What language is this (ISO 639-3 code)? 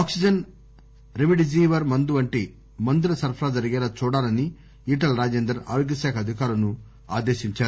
tel